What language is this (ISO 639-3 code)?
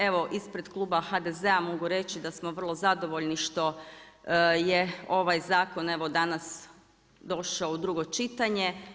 hrv